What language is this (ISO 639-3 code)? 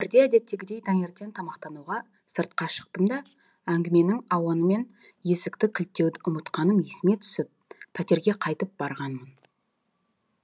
kaz